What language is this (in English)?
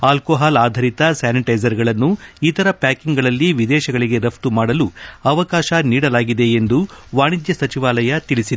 Kannada